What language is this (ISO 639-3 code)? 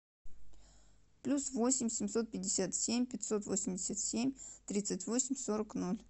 rus